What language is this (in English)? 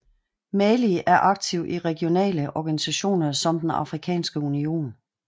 Danish